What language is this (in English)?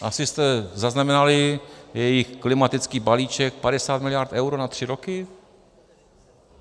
Czech